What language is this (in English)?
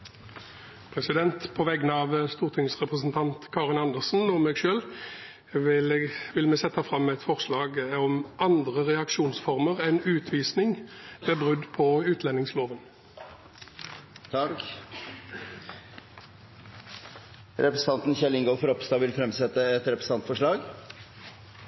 Norwegian Bokmål